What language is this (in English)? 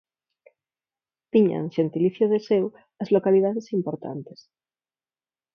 Galician